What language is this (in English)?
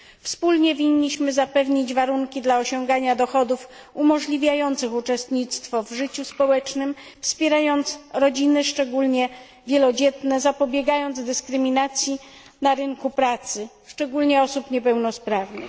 Polish